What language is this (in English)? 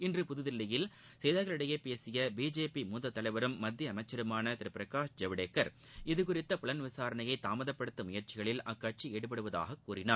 Tamil